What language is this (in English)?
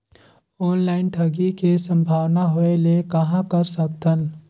Chhattisgarhi